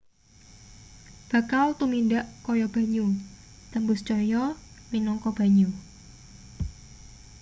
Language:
Javanese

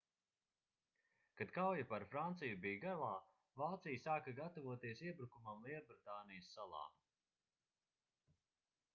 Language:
Latvian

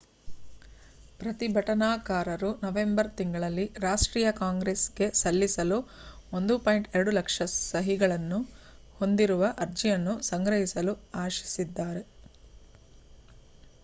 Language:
Kannada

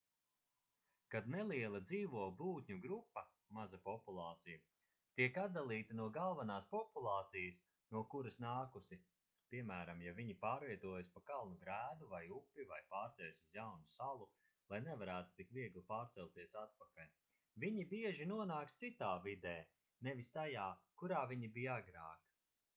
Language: Latvian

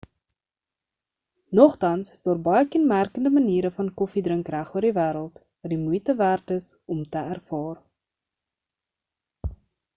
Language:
Afrikaans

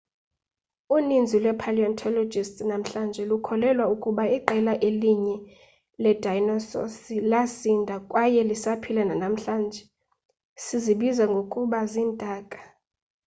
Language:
Xhosa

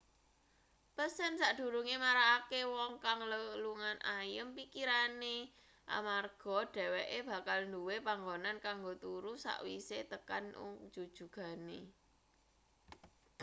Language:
Javanese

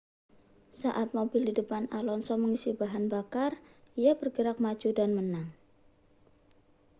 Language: Indonesian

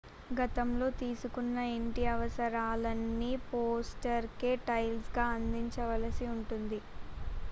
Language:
Telugu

